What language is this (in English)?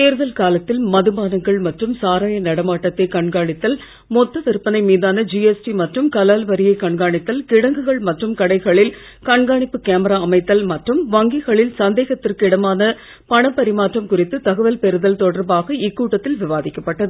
Tamil